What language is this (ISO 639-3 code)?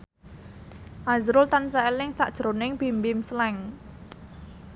jav